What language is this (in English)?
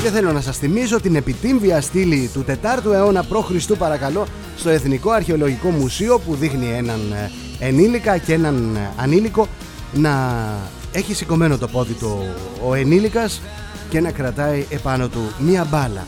Greek